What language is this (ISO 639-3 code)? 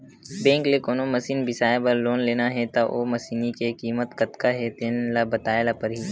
hne